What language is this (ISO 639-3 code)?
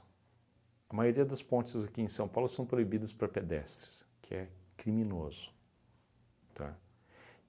por